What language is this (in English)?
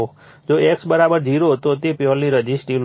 Gujarati